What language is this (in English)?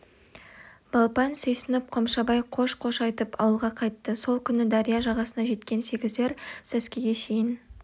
Kazakh